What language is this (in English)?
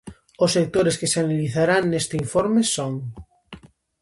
Galician